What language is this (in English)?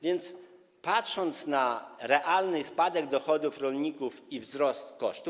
Polish